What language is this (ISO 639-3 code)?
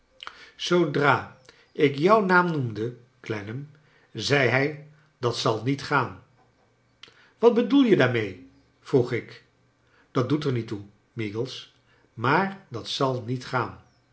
nld